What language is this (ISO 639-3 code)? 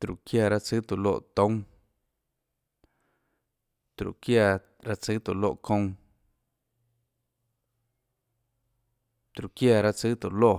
ctl